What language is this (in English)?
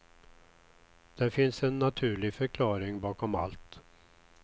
Swedish